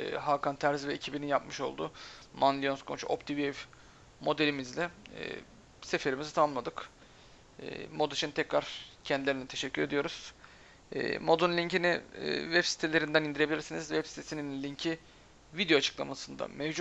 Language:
Turkish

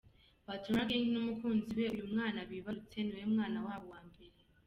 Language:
Kinyarwanda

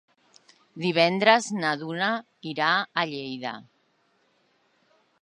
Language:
Catalan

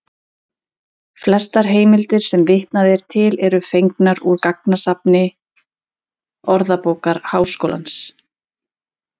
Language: Icelandic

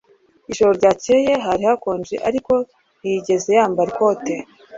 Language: Kinyarwanda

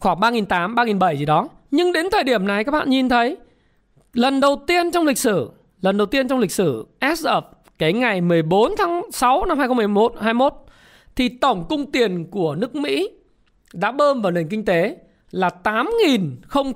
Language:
Vietnamese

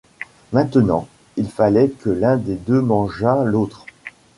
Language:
French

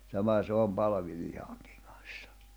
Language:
Finnish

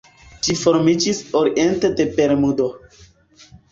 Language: Esperanto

